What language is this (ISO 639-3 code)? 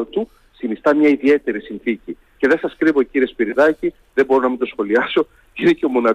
ell